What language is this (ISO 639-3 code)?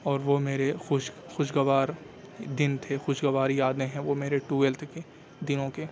urd